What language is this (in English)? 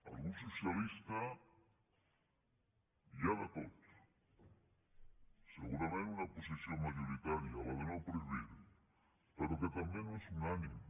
Catalan